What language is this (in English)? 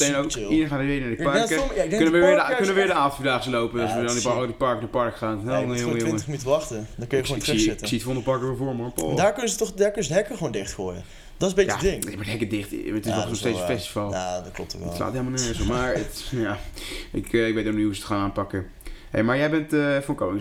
Dutch